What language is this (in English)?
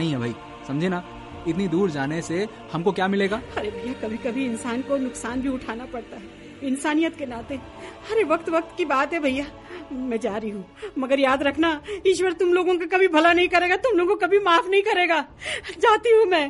Hindi